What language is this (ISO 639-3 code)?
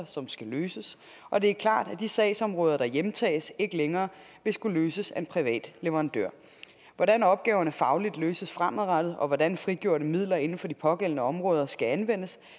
dan